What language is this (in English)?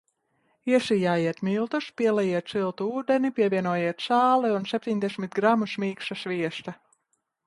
Latvian